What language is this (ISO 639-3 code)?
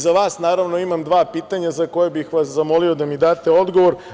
srp